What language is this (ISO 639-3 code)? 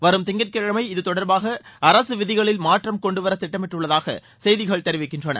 tam